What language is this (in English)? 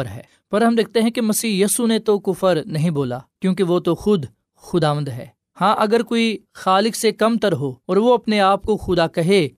Urdu